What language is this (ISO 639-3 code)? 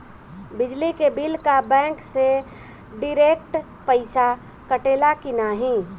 bho